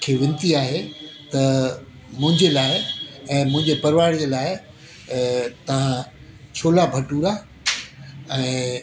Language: Sindhi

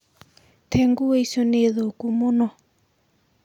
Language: Kikuyu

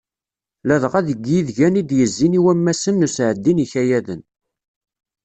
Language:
Kabyle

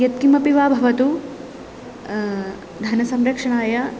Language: Sanskrit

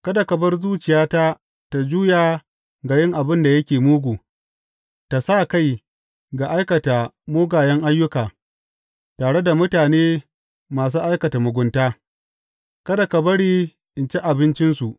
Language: Hausa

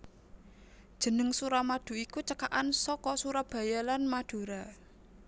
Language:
Javanese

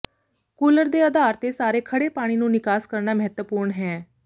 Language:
Punjabi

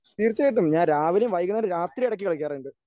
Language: Malayalam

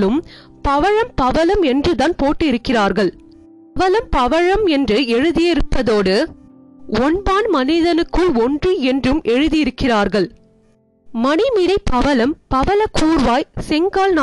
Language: Tamil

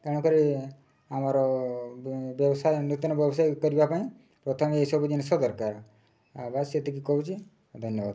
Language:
Odia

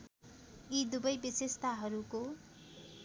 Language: Nepali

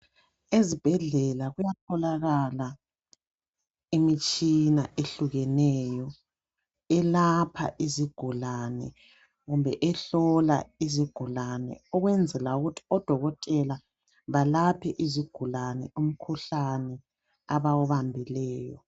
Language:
North Ndebele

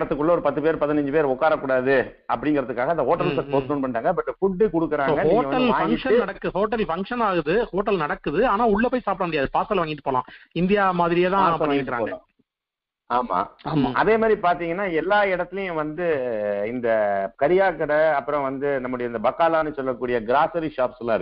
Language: Tamil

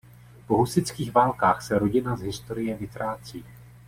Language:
Czech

